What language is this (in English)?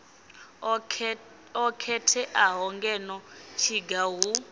Venda